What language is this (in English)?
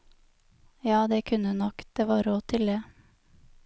Norwegian